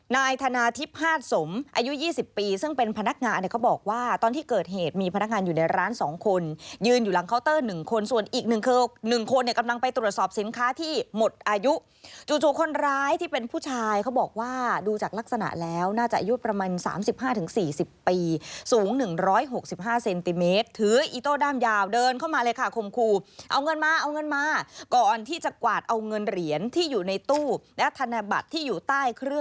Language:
Thai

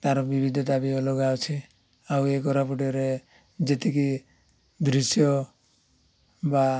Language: Odia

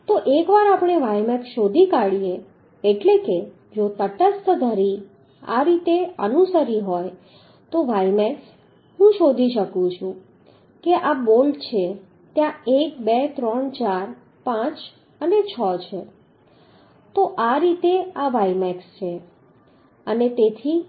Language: Gujarati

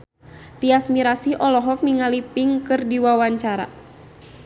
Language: Sundanese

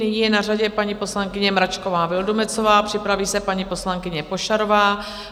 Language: Czech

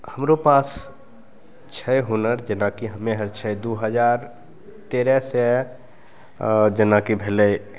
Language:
Maithili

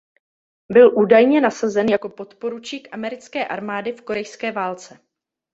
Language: Czech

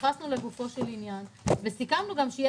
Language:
Hebrew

